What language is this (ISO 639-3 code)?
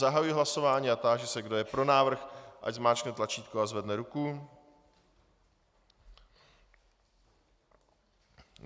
ces